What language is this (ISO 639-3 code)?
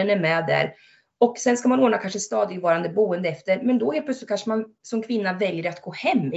swe